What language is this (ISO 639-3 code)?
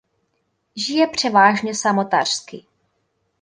ces